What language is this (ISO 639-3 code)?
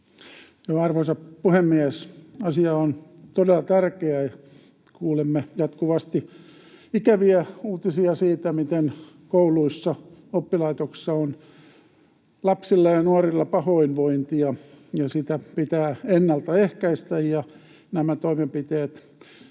fin